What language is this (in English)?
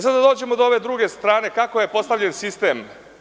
Serbian